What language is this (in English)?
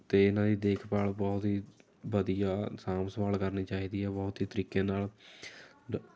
Punjabi